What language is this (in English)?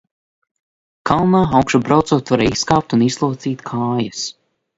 Latvian